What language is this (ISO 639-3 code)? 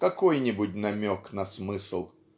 rus